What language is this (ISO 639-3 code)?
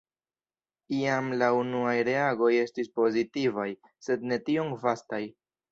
epo